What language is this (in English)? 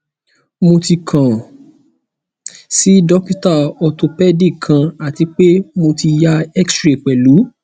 Yoruba